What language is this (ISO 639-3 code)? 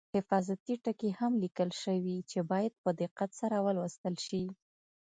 pus